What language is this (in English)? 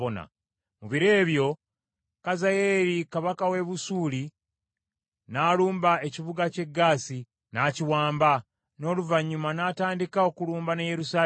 Ganda